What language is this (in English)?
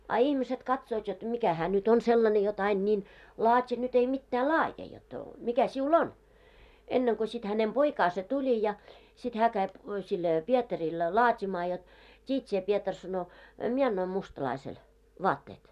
Finnish